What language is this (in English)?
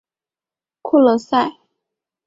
Chinese